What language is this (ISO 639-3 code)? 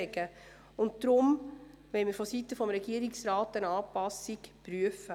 gsw